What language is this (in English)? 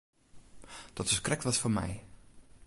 Western Frisian